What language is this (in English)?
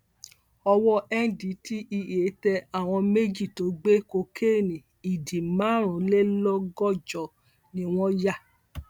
Yoruba